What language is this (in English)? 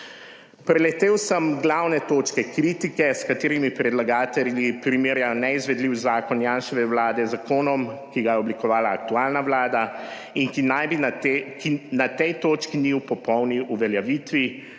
Slovenian